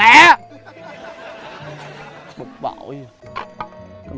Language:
Vietnamese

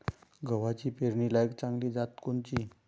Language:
Marathi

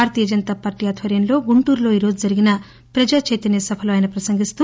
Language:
Telugu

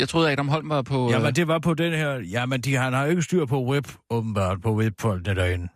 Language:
Danish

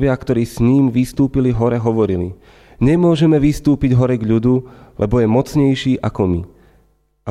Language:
Slovak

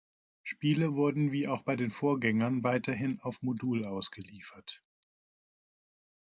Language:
German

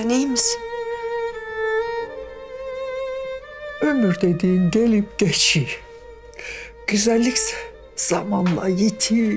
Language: Turkish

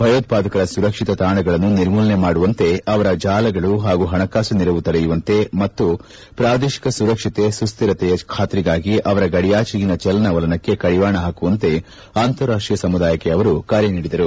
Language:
Kannada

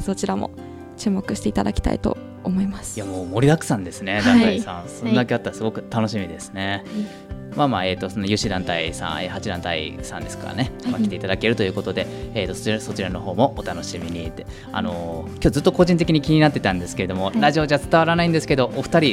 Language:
Japanese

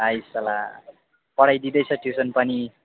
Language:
Nepali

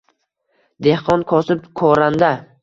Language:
Uzbek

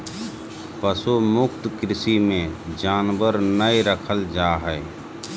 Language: Magahi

